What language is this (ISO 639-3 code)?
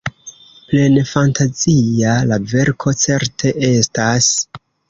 epo